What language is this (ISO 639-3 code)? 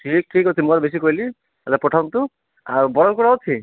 ori